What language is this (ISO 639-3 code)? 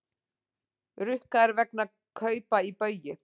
isl